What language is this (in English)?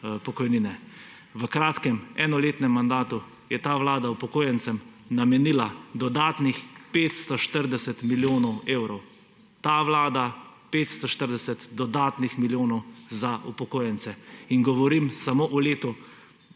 Slovenian